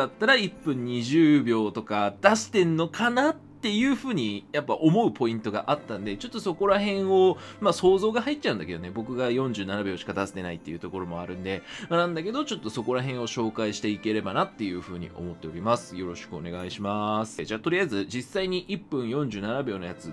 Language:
Japanese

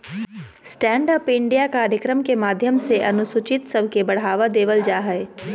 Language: Magahi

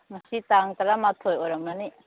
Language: Manipuri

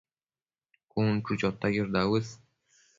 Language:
Matsés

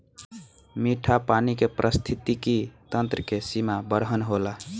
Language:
Bhojpuri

